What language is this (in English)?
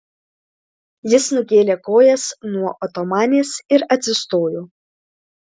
Lithuanian